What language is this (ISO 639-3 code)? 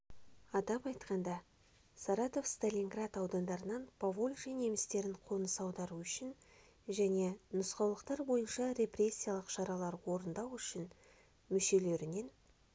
kaz